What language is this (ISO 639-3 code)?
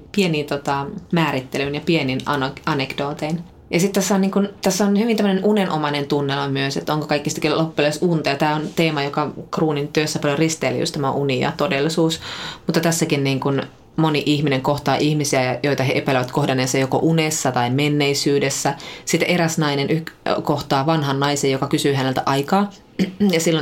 fin